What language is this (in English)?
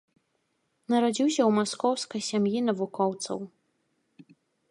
Belarusian